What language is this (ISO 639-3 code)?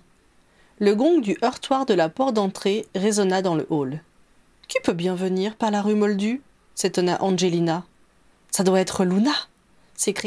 fra